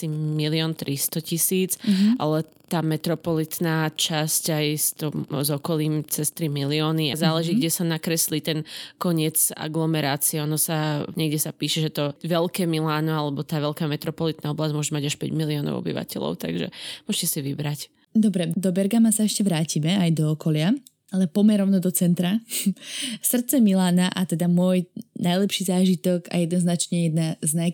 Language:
Slovak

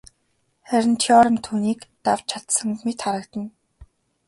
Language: Mongolian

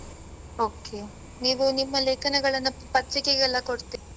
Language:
Kannada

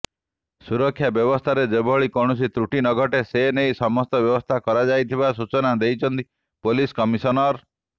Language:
Odia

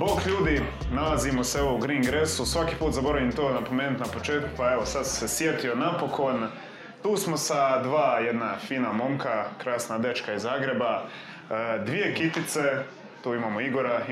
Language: Croatian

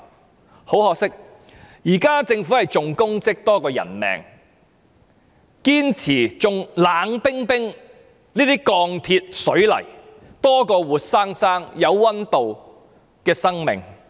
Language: Cantonese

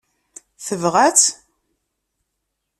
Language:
Kabyle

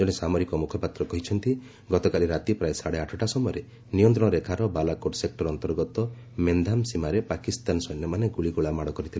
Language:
Odia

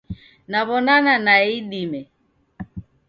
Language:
Taita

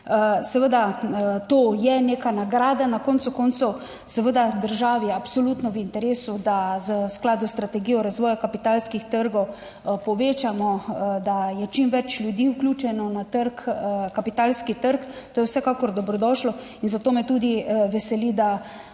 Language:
Slovenian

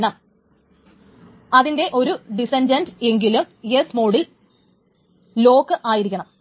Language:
Malayalam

